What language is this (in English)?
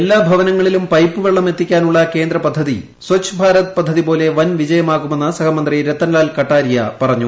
Malayalam